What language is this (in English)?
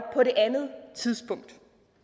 Danish